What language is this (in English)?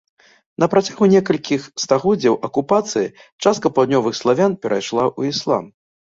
Belarusian